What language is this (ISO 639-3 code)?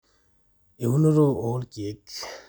mas